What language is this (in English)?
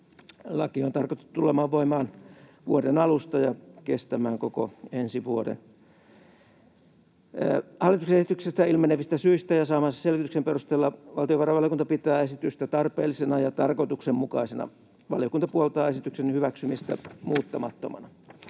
Finnish